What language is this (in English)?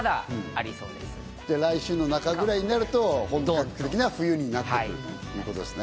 Japanese